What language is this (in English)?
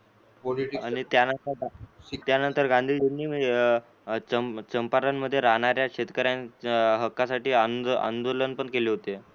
Marathi